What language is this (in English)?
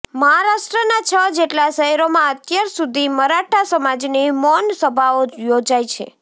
Gujarati